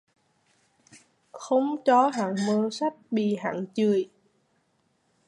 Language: Vietnamese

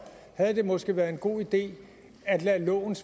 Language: Danish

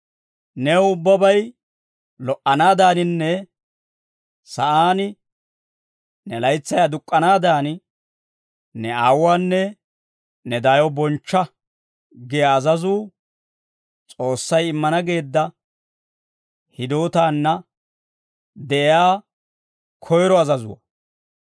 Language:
Dawro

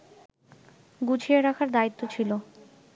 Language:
Bangla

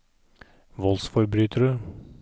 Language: Norwegian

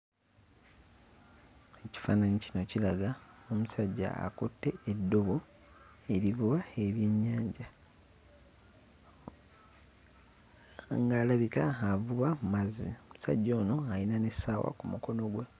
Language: Ganda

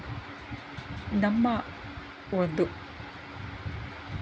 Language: Kannada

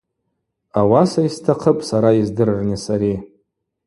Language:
Abaza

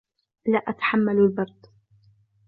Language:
Arabic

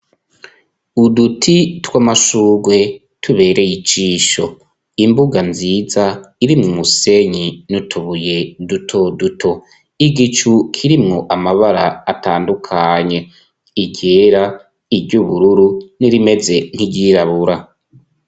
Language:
Rundi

